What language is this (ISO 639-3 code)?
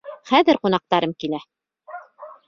bak